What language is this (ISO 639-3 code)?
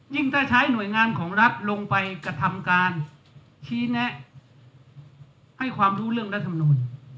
tha